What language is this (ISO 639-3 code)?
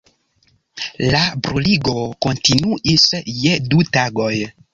epo